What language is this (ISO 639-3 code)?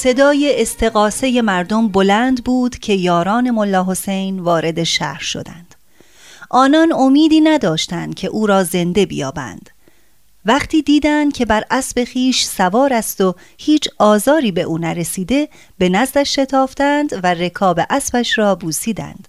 fas